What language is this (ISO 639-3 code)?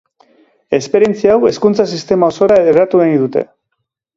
eus